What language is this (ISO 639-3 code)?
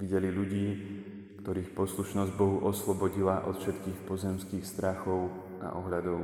slk